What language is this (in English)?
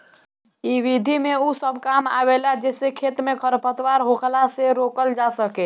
Bhojpuri